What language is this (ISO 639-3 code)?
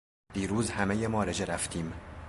fas